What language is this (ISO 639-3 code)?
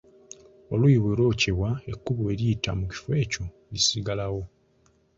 lug